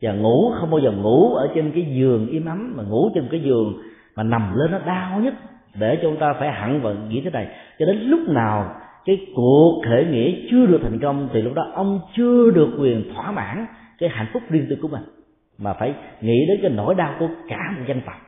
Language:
Vietnamese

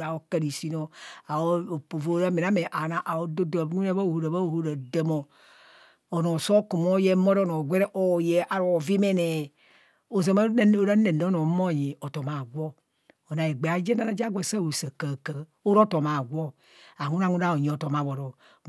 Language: Kohumono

